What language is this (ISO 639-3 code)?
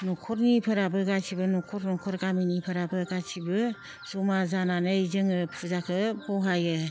brx